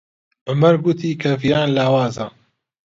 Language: Central Kurdish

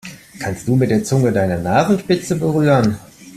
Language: German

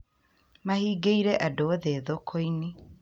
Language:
Kikuyu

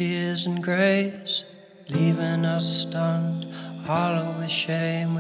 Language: French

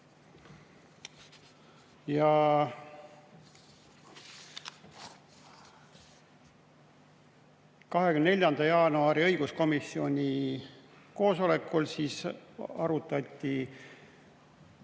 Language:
Estonian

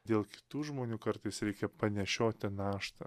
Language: Lithuanian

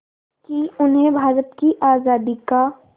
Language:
Hindi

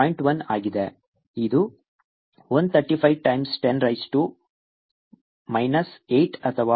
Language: Kannada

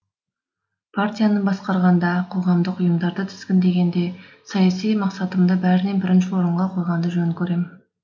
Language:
Kazakh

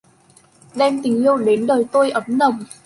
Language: Vietnamese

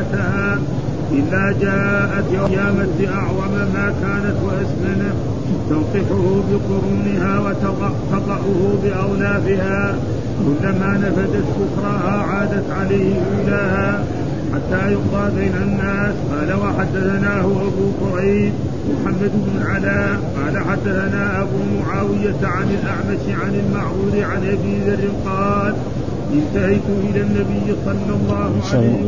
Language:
Arabic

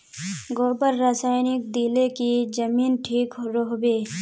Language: Magahi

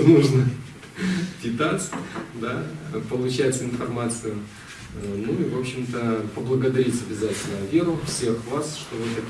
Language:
Russian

